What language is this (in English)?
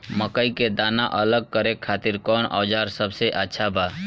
Bhojpuri